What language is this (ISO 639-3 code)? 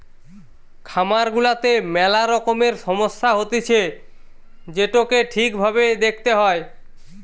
ben